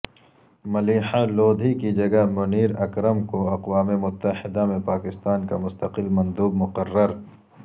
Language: Urdu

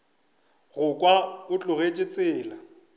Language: Northern Sotho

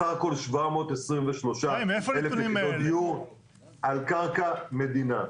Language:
Hebrew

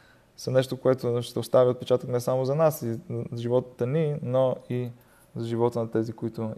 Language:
Bulgarian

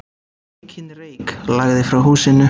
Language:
Icelandic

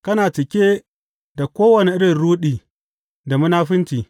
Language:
Hausa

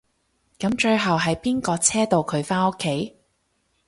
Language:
Cantonese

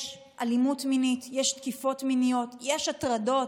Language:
Hebrew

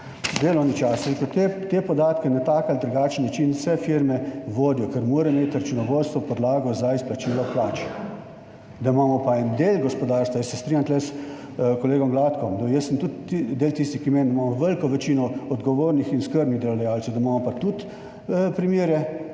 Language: Slovenian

